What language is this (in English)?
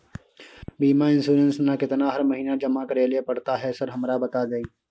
Maithili